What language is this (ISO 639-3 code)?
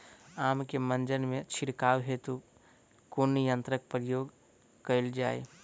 mai